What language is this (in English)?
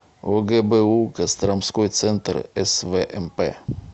Russian